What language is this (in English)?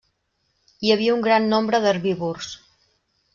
Catalan